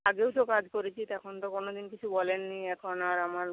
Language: Bangla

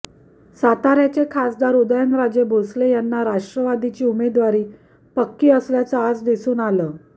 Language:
Marathi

